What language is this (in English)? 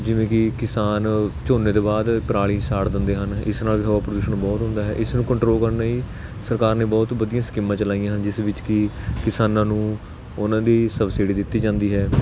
Punjabi